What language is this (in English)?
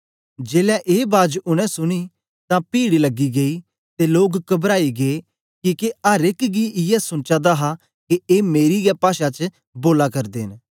Dogri